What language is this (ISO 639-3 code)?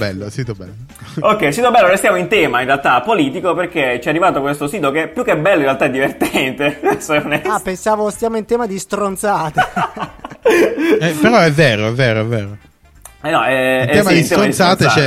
ita